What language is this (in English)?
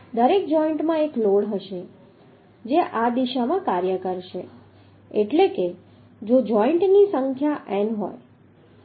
Gujarati